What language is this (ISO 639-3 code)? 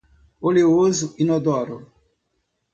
por